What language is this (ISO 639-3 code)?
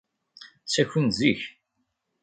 kab